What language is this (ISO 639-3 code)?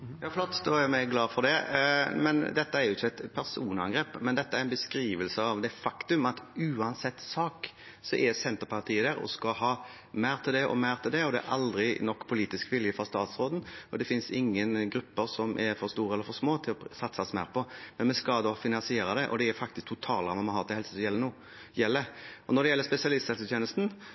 nor